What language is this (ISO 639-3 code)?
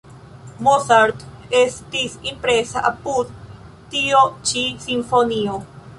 epo